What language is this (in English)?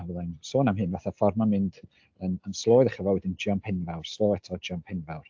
Welsh